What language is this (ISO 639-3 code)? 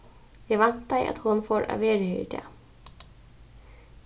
fao